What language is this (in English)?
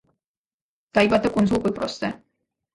Georgian